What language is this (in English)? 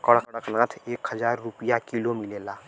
Bhojpuri